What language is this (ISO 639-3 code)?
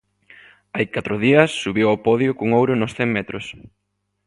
glg